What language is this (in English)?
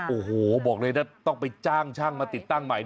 Thai